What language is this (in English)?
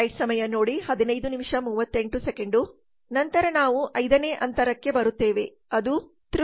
Kannada